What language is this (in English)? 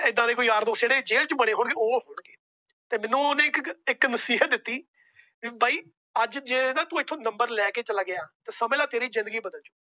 Punjabi